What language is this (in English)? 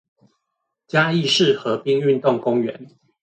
Chinese